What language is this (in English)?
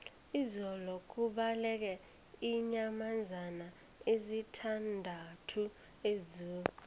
South Ndebele